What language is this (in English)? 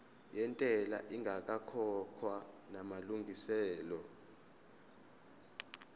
Zulu